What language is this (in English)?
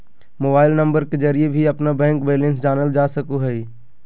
Magahi